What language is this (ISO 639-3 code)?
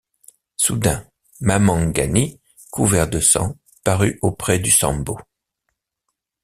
fra